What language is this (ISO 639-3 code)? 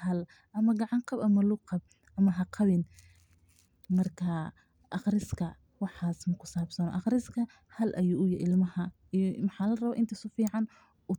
som